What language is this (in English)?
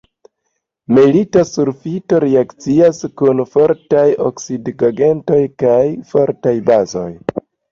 Esperanto